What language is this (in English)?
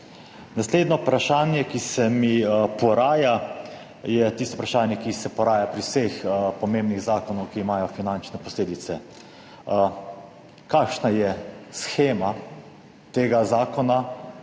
Slovenian